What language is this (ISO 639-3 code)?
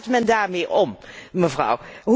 nld